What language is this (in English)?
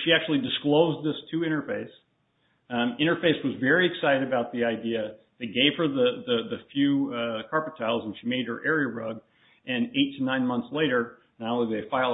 English